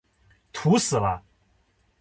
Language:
Chinese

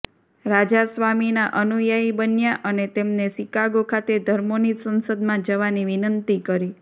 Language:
Gujarati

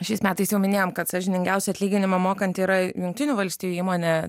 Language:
Lithuanian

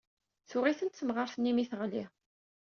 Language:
Kabyle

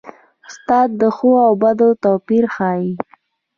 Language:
Pashto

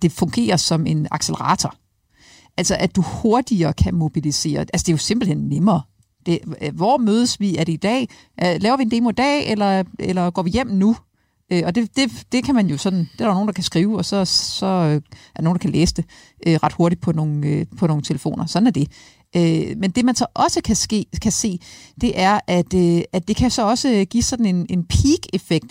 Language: Danish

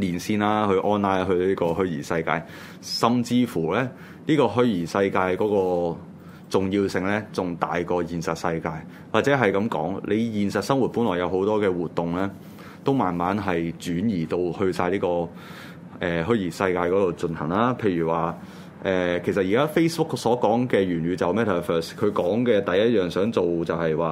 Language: Chinese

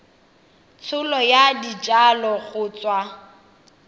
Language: Tswana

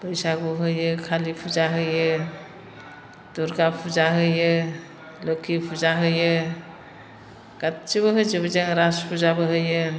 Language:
Bodo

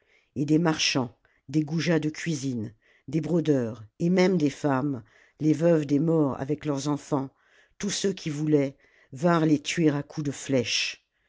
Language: French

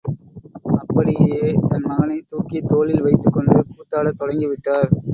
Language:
Tamil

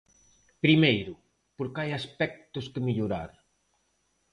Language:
Galician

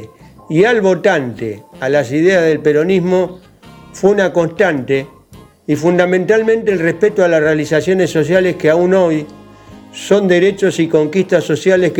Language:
Spanish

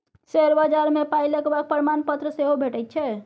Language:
Maithili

